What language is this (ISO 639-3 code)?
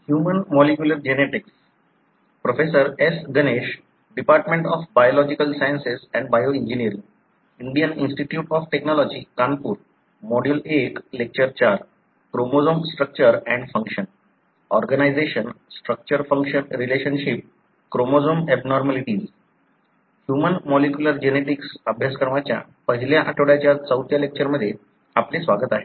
mar